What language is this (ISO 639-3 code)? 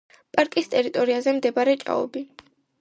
kat